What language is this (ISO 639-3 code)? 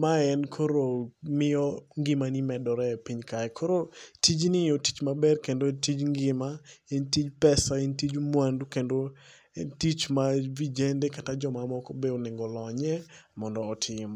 luo